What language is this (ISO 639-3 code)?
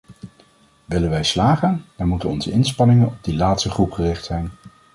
nld